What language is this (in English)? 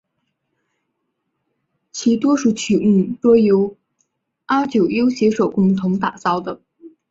Chinese